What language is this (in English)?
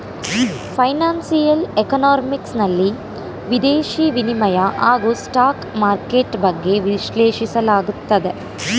Kannada